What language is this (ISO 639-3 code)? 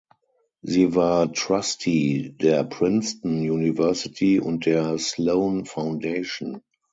deu